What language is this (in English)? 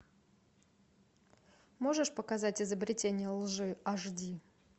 Russian